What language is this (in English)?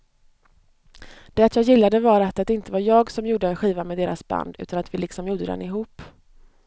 Swedish